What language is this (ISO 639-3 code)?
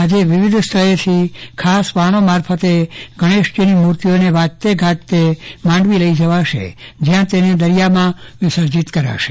guj